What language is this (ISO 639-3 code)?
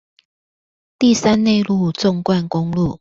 zho